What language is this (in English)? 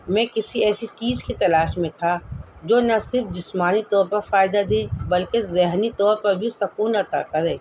Urdu